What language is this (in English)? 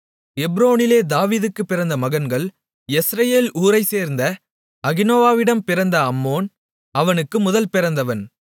Tamil